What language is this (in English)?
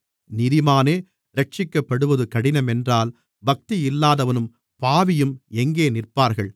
Tamil